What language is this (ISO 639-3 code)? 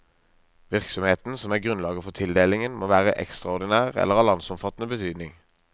nor